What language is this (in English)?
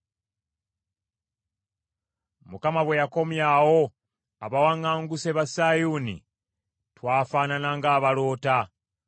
Ganda